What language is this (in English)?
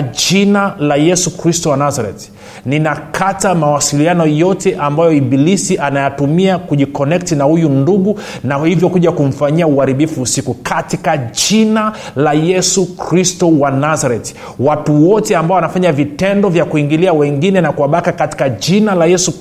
Swahili